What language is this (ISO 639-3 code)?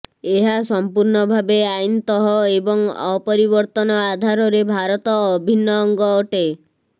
ori